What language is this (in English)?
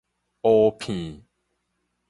Min Nan Chinese